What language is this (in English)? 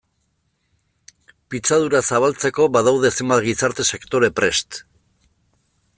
Basque